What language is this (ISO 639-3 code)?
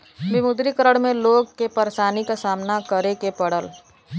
bho